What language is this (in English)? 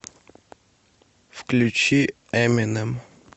Russian